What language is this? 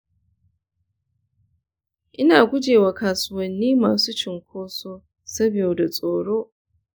Hausa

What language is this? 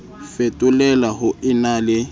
Southern Sotho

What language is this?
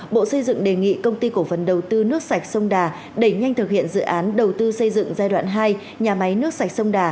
Vietnamese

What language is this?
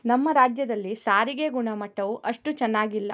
Kannada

